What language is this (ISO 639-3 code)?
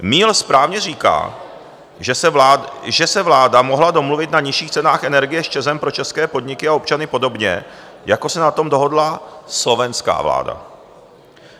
ces